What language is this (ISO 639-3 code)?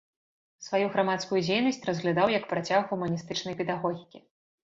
bel